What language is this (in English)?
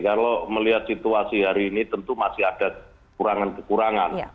Indonesian